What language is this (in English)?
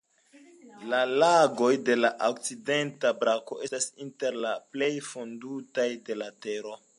Esperanto